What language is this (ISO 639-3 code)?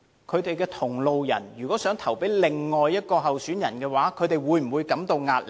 yue